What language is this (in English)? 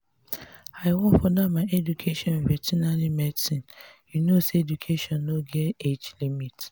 Nigerian Pidgin